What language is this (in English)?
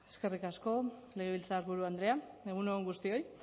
Basque